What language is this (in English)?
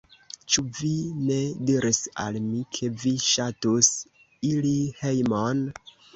Esperanto